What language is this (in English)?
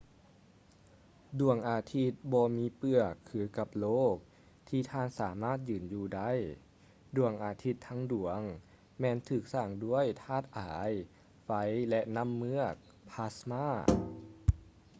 Lao